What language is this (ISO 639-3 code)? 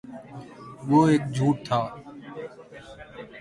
urd